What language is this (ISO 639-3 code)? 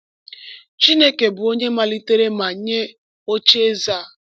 ibo